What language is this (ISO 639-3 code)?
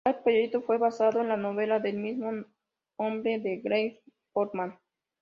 spa